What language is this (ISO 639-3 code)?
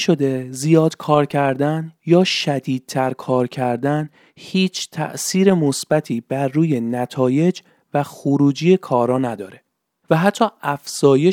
fas